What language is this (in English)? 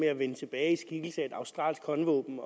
Danish